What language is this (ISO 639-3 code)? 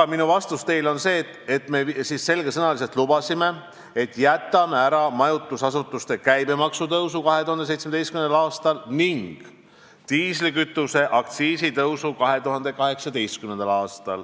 est